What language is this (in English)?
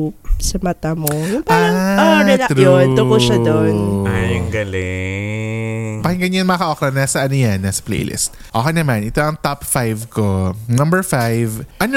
Filipino